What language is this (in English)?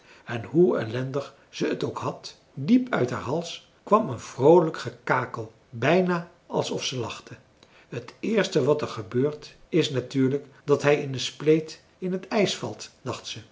Dutch